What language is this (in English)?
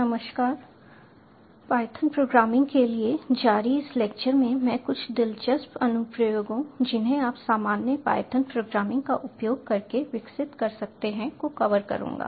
Hindi